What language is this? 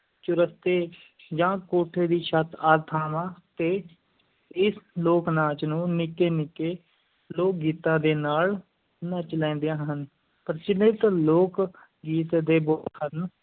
Punjabi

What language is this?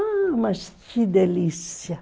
Portuguese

